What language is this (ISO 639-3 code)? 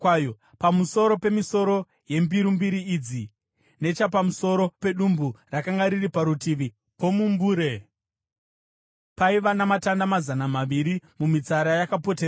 sna